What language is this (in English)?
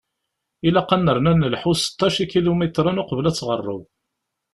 Kabyle